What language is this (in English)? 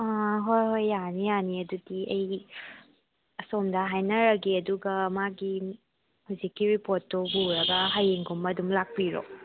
Manipuri